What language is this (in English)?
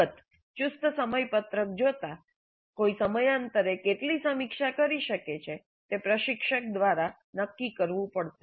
Gujarati